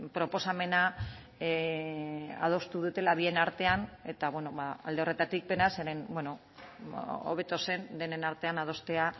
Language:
Basque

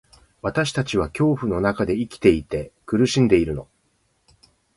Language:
Japanese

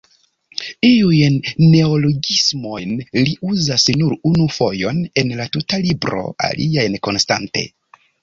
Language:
Esperanto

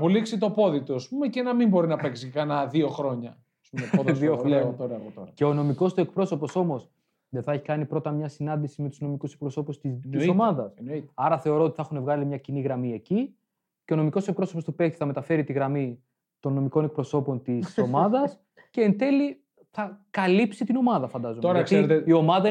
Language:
Greek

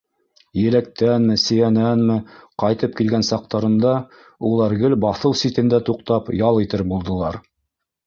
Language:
Bashkir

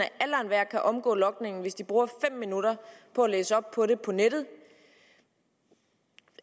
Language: Danish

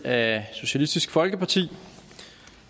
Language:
Danish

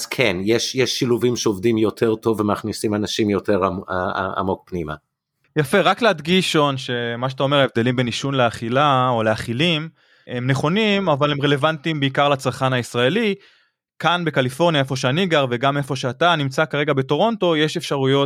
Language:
Hebrew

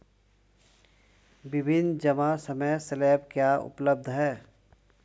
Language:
Hindi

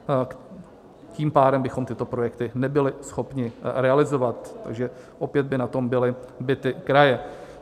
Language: Czech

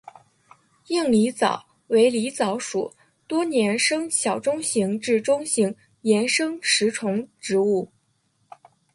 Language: Chinese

